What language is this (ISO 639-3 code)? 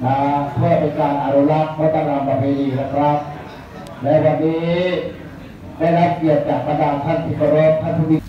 tha